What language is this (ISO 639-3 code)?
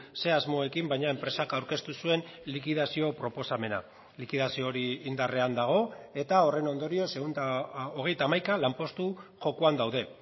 eus